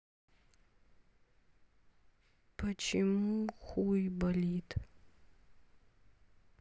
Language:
Russian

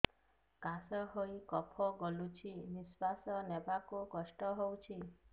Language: Odia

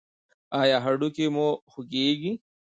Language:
Pashto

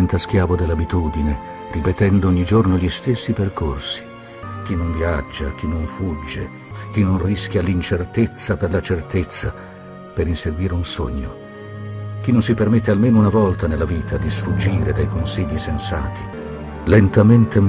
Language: Italian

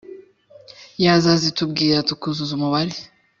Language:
Kinyarwanda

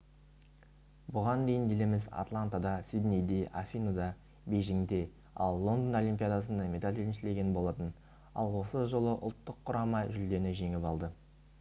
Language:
Kazakh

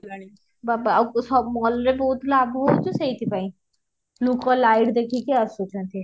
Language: Odia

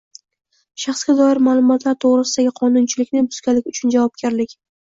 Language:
Uzbek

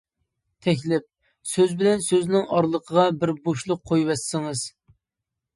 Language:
Uyghur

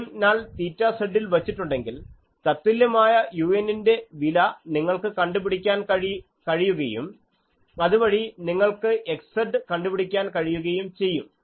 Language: Malayalam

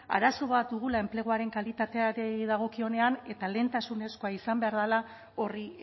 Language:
Basque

